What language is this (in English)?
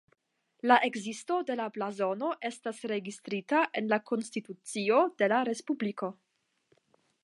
Esperanto